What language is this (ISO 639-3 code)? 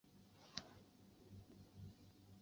zho